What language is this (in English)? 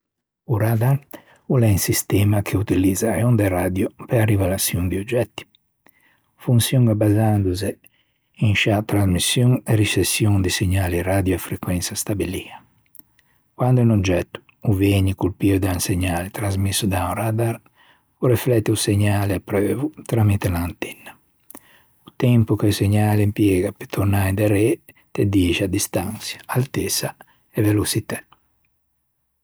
Ligurian